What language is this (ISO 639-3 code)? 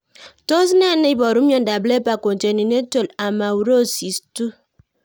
kln